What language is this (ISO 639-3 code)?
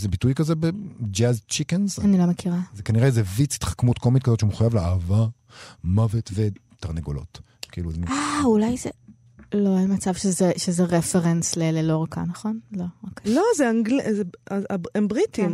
heb